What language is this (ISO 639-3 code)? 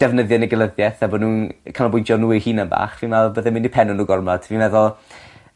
cym